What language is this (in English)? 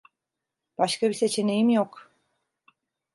Turkish